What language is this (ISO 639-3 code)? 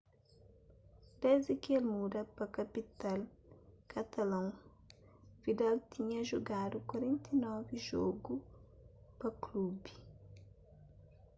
kea